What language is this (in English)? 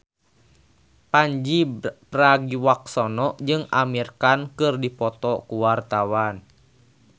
Sundanese